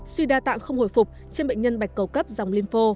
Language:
Vietnamese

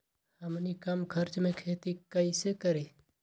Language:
Magahi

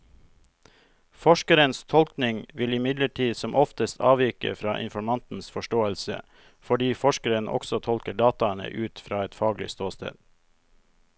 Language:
Norwegian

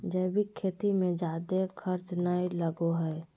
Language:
Magahi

